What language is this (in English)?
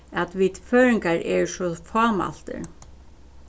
Faroese